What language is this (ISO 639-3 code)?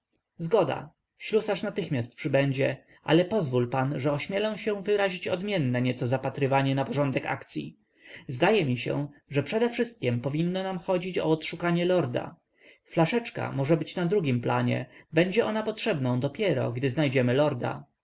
pol